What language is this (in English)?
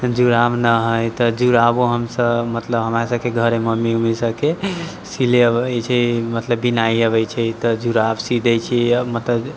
Maithili